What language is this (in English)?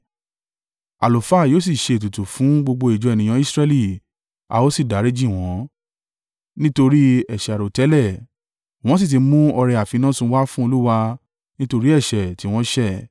Yoruba